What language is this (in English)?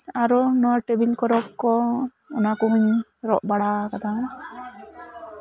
Santali